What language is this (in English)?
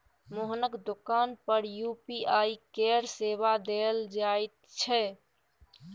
Maithili